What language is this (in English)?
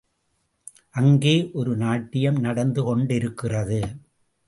Tamil